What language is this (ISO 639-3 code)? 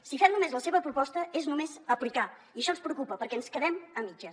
cat